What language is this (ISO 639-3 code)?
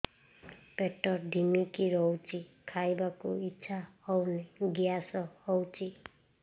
ori